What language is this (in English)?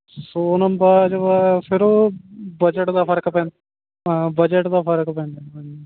Punjabi